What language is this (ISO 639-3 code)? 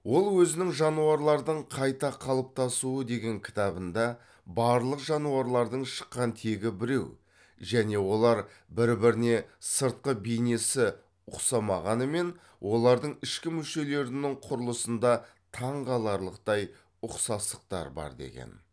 kaz